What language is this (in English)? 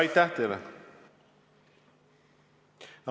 Estonian